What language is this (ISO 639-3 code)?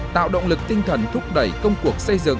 vie